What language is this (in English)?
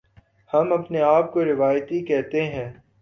Urdu